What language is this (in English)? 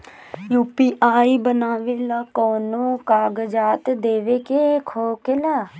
Bhojpuri